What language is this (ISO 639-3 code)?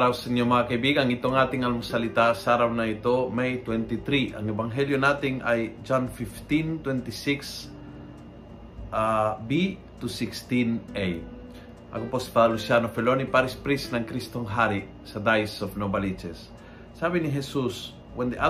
fil